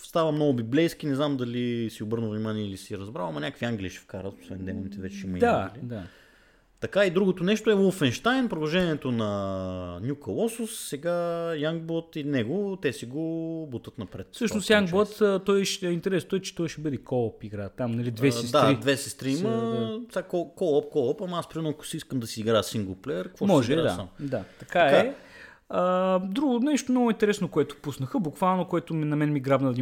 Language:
Bulgarian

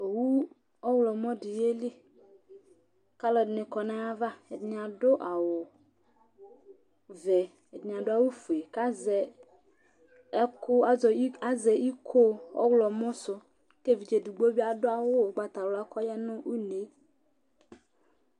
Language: Ikposo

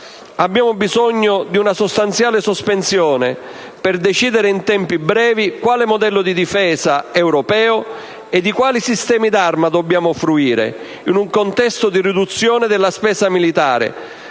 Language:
Italian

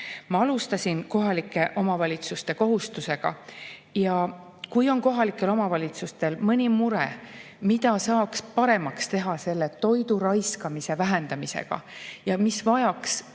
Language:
Estonian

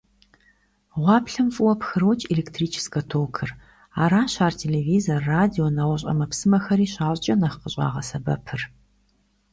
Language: Kabardian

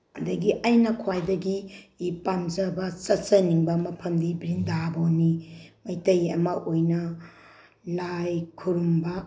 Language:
Manipuri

